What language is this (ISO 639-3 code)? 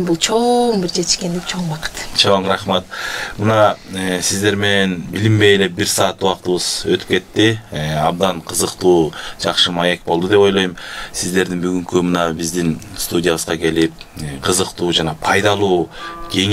tur